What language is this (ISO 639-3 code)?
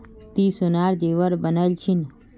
mag